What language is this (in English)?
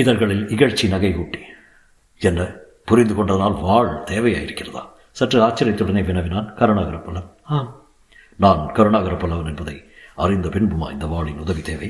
Tamil